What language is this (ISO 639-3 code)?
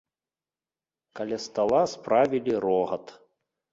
bel